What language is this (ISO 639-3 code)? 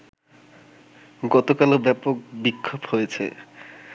ben